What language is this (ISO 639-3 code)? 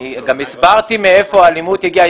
heb